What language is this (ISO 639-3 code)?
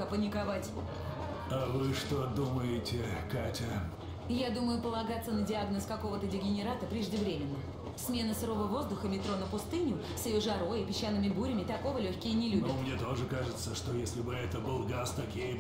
rus